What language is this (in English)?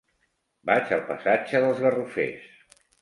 Catalan